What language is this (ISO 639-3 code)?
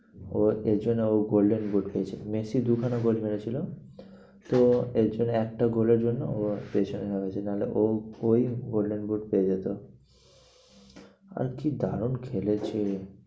ben